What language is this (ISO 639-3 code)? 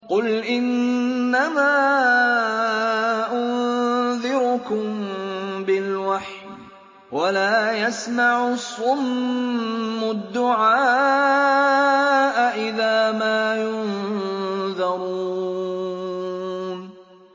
ara